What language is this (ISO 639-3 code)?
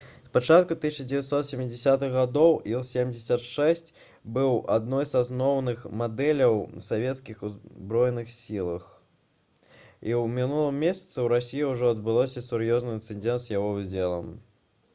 bel